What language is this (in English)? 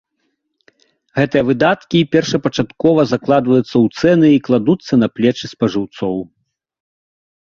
Belarusian